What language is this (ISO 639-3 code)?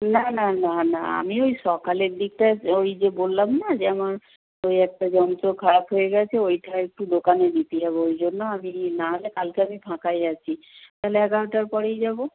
ben